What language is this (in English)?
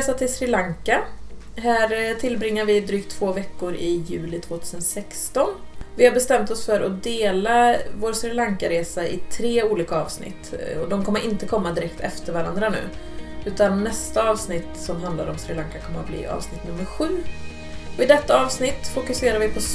Swedish